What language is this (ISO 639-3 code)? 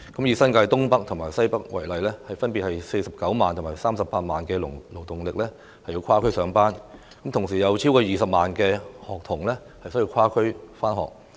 yue